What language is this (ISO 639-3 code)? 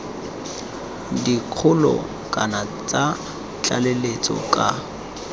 tsn